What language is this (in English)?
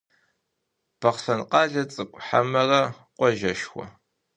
Kabardian